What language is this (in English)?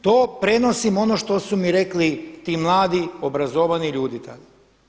Croatian